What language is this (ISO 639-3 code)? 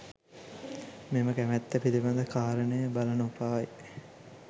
sin